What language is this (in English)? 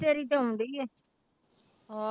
Punjabi